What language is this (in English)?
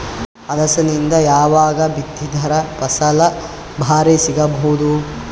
Kannada